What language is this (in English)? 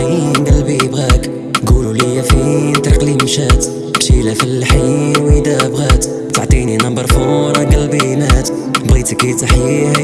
Arabic